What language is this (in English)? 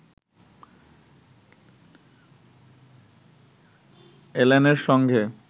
Bangla